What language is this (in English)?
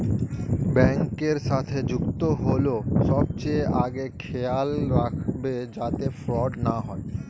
Bangla